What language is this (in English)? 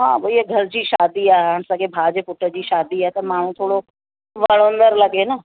Sindhi